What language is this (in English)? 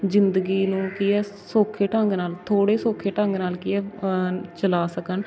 Punjabi